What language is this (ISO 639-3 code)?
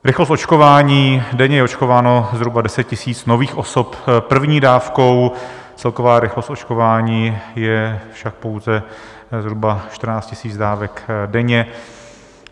ces